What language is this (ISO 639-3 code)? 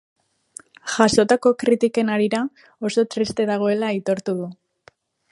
eus